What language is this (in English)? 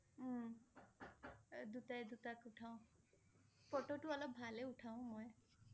Assamese